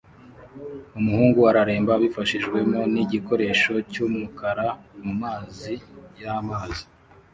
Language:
Kinyarwanda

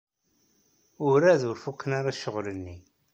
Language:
Kabyle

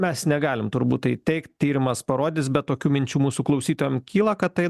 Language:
Lithuanian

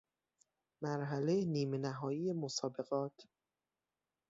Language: Persian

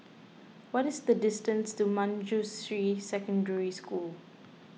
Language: English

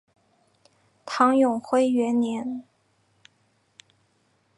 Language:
Chinese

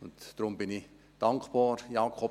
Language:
Swiss German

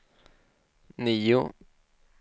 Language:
Swedish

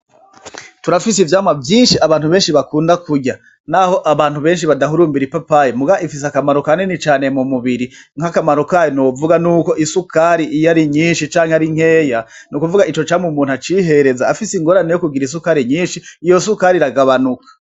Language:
Rundi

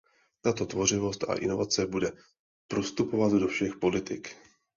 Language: Czech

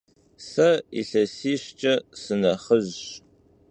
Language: Kabardian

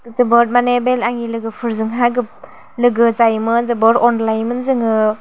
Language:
Bodo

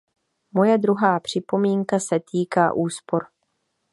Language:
Czech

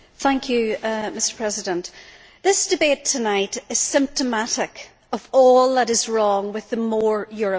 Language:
English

